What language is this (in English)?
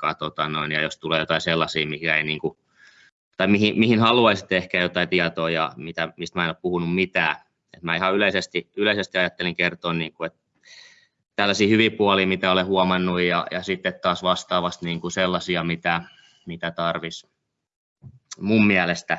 Finnish